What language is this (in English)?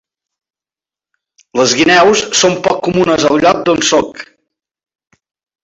Catalan